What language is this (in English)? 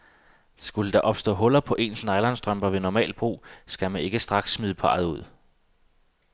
Danish